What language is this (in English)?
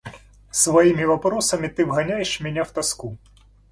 Russian